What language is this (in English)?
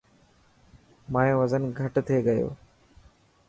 Dhatki